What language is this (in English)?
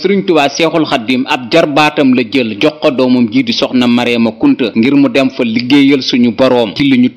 French